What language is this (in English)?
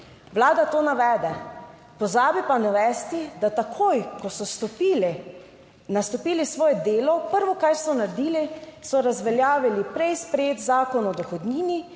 Slovenian